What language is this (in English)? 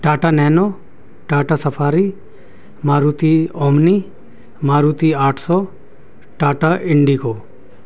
Urdu